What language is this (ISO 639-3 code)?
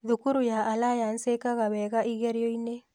kik